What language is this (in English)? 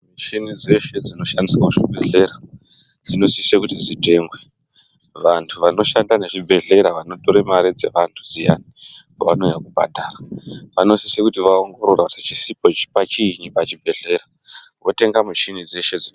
Ndau